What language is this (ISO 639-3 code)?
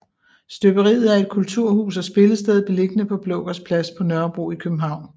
dan